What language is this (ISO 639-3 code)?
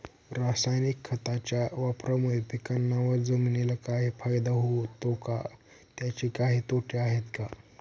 mar